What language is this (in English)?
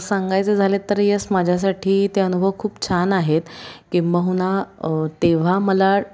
Marathi